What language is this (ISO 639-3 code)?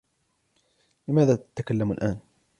ara